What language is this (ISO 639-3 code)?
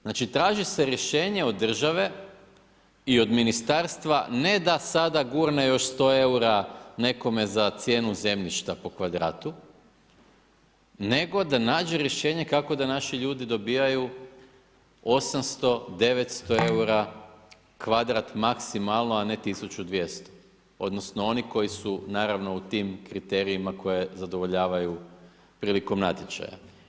hrv